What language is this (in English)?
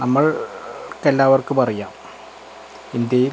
Malayalam